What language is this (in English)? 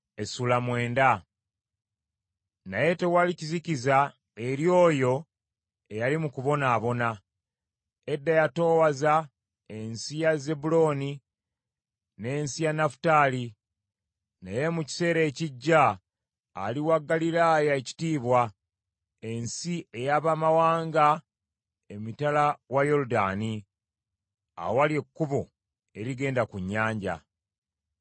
Ganda